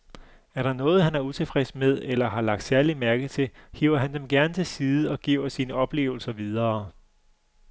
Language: Danish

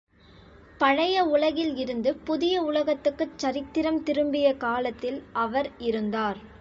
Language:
Tamil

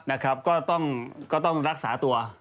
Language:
Thai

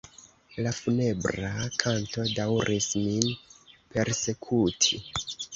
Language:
Esperanto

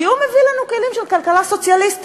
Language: Hebrew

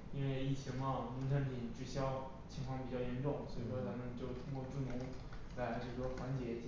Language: Chinese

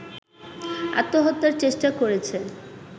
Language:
Bangla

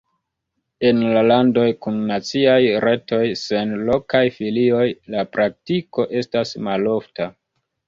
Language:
Esperanto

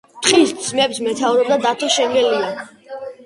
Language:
Georgian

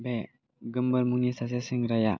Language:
Bodo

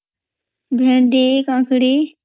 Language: Odia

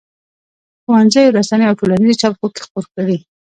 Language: Pashto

